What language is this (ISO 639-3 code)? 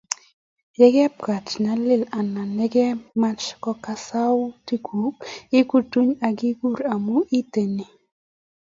kln